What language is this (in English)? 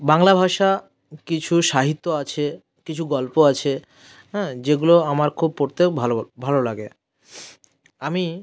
Bangla